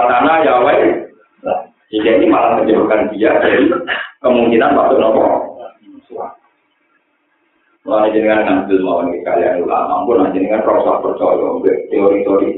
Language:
Indonesian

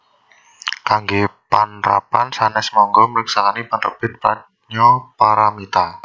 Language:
Javanese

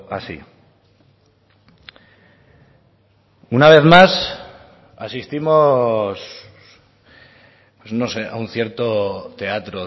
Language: Spanish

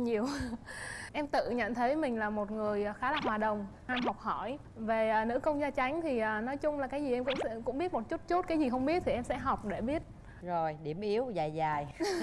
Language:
Vietnamese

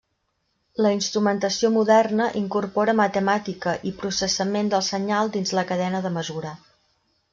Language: Catalan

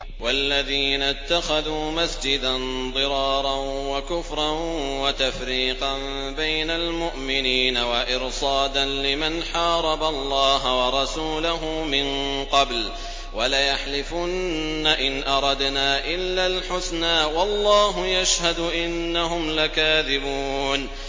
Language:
Arabic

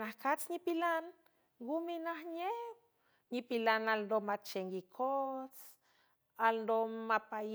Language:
San Francisco Del Mar Huave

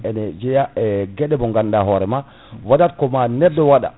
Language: Fula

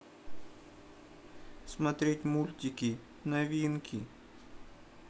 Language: Russian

